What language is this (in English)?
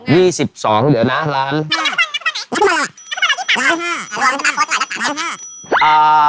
Thai